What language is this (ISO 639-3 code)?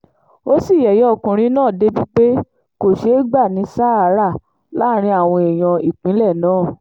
yor